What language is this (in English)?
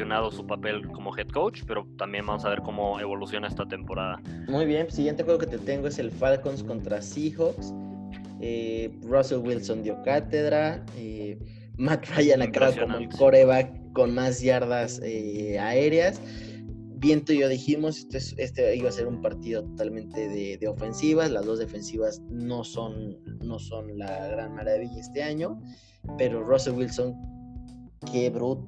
Spanish